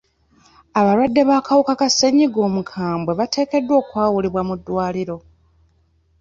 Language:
Ganda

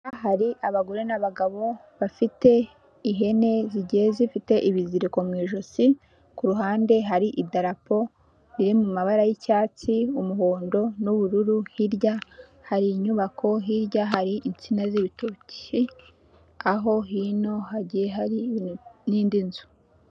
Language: Kinyarwanda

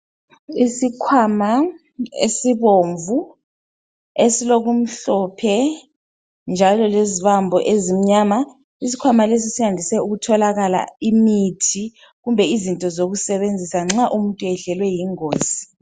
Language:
North Ndebele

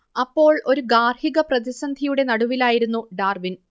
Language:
Malayalam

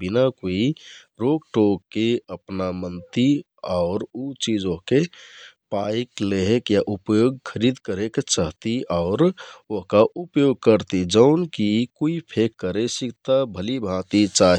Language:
Kathoriya Tharu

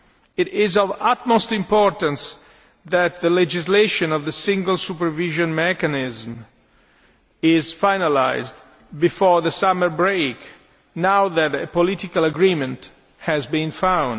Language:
English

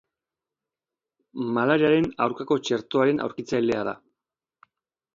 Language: Basque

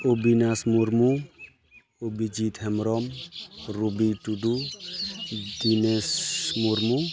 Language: Santali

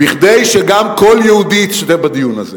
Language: Hebrew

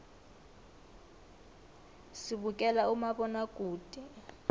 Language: South Ndebele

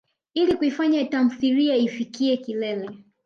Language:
Swahili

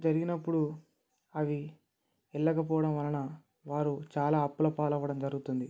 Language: Telugu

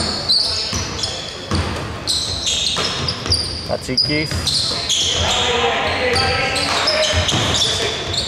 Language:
Greek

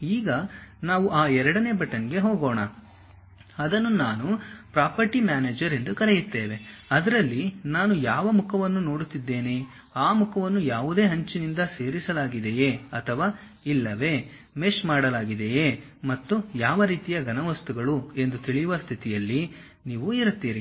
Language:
Kannada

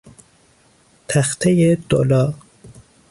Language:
Persian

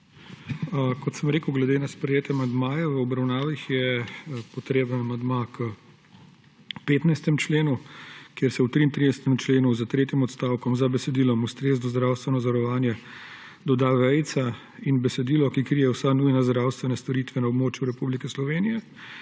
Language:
Slovenian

